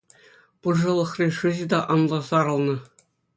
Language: Chuvash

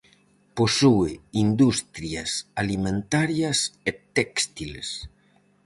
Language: Galician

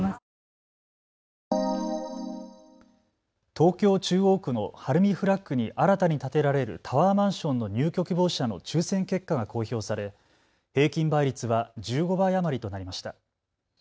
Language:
Japanese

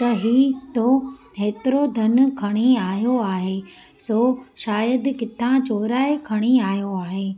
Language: Sindhi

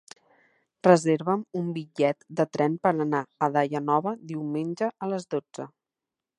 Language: Catalan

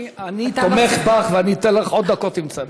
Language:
Hebrew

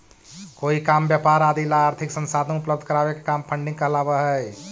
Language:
Magahi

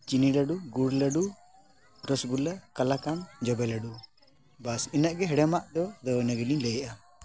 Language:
Santali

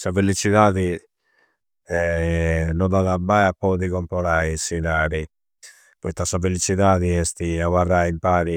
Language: Campidanese Sardinian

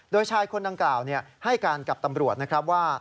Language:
Thai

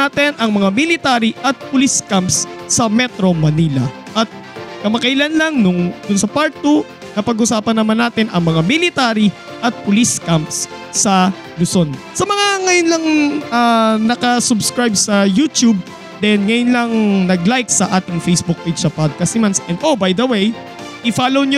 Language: Filipino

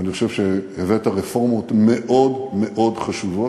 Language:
Hebrew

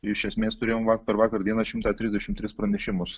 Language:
Lithuanian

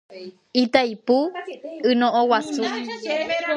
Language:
Guarani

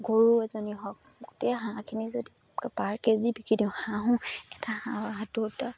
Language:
Assamese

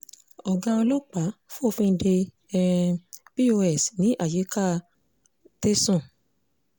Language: Yoruba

